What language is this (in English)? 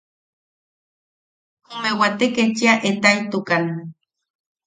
Yaqui